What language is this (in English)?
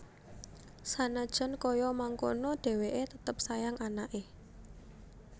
Javanese